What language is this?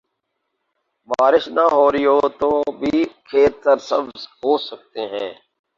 Urdu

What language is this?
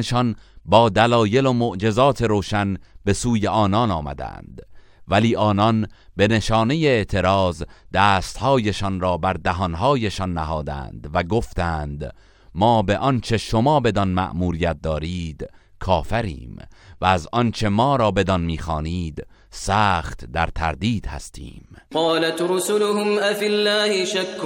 Persian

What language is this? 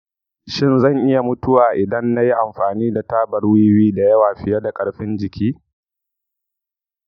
Hausa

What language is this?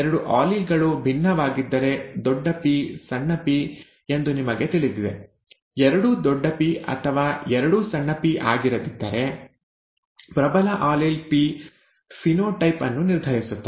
Kannada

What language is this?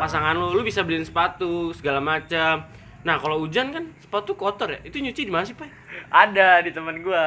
Indonesian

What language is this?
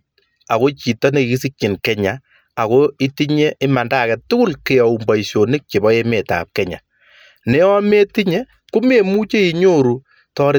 Kalenjin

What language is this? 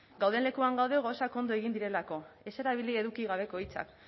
Basque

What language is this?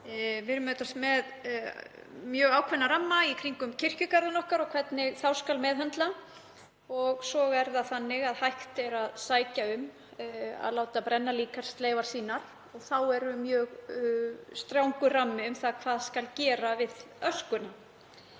Icelandic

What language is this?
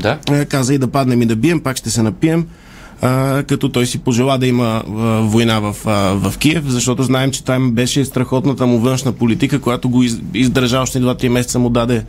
Bulgarian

